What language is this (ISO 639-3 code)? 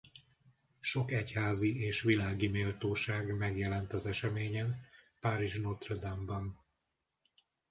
hun